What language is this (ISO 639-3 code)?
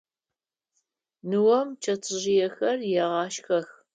ady